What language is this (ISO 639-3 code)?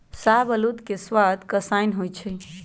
mag